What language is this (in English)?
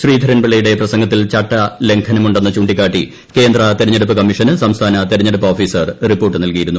Malayalam